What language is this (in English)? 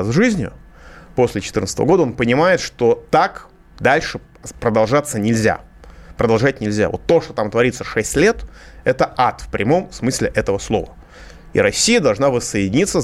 Russian